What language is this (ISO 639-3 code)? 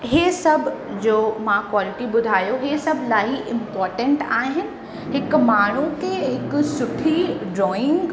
snd